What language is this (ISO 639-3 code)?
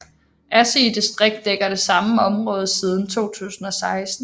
dan